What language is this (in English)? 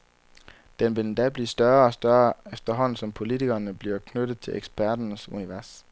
Danish